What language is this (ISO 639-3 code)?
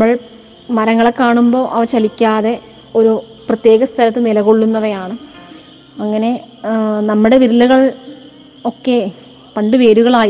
mal